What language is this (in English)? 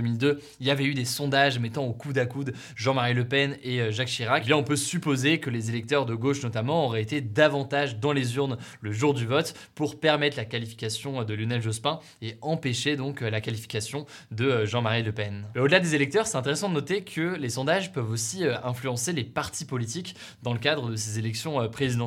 French